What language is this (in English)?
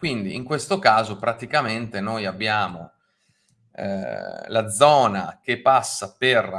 Italian